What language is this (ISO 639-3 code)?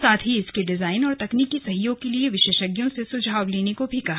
hin